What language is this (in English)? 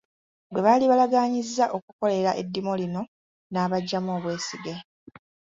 Ganda